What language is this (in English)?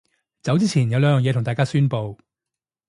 Cantonese